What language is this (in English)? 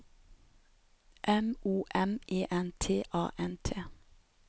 Norwegian